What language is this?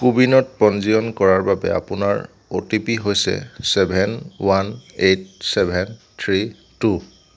Assamese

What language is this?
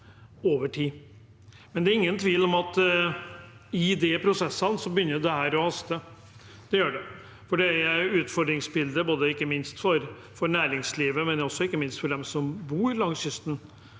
Norwegian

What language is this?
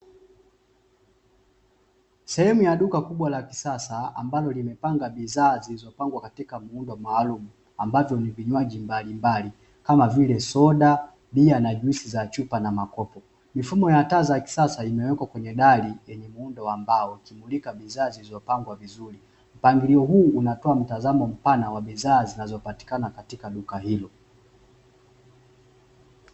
Swahili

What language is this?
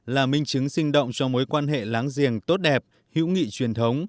Vietnamese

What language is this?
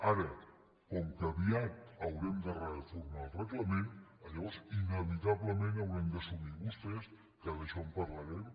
Catalan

